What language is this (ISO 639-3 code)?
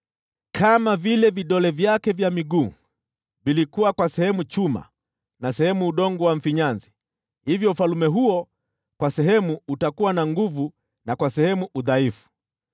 swa